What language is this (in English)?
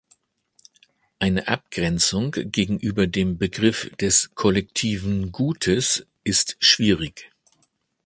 German